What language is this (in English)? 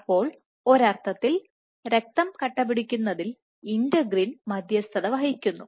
Malayalam